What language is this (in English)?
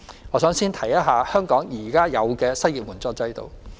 Cantonese